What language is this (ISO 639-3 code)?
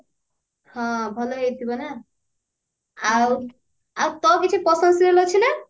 ori